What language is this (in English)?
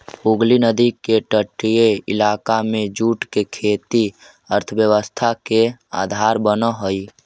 Magahi